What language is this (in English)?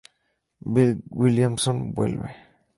Spanish